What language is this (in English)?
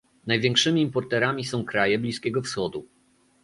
Polish